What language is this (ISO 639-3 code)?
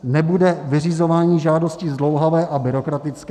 ces